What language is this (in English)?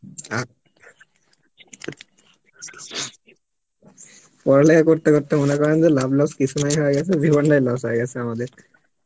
Bangla